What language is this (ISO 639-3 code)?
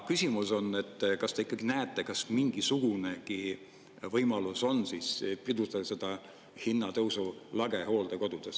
est